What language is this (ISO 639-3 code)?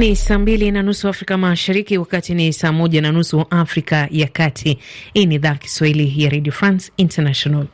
swa